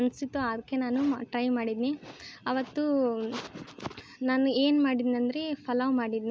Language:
Kannada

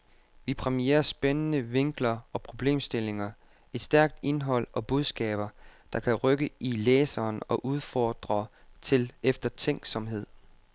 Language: Danish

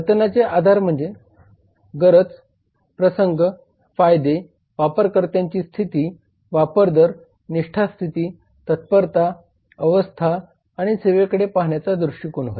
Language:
Marathi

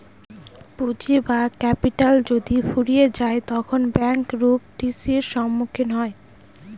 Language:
Bangla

